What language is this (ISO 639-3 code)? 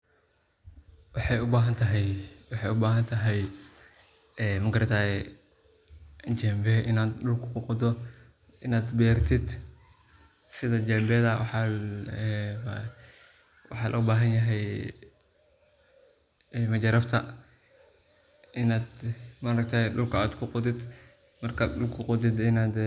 som